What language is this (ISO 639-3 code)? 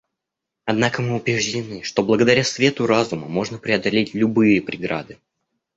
rus